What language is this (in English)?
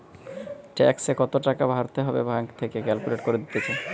Bangla